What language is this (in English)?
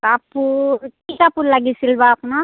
Assamese